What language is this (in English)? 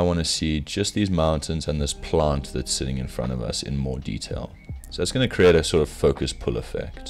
English